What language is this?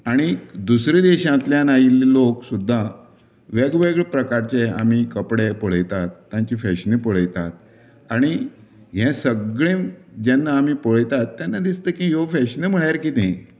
Konkani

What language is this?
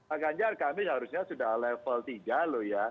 Indonesian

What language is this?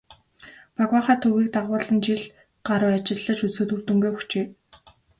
Mongolian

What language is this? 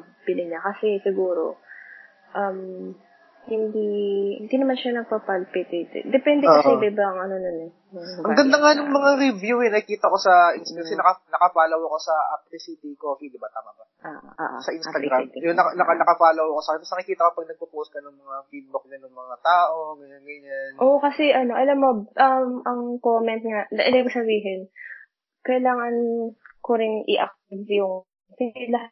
Filipino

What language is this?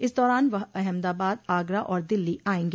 Hindi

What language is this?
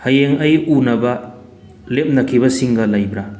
Manipuri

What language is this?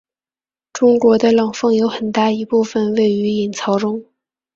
Chinese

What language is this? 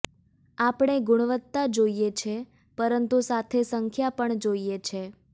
Gujarati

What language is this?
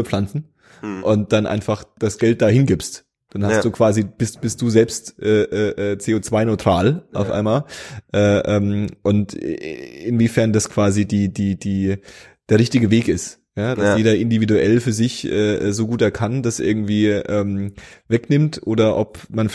German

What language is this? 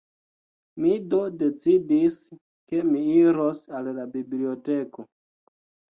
Esperanto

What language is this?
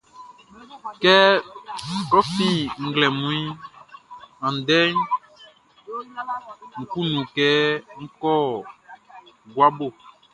Baoulé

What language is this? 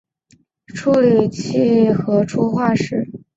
Chinese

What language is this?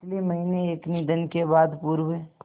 Hindi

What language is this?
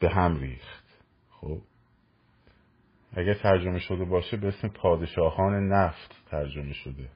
Persian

